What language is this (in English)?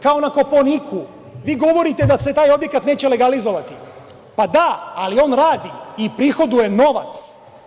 Serbian